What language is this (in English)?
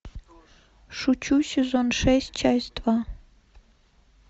Russian